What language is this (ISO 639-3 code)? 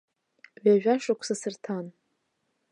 abk